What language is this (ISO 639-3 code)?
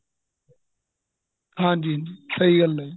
pan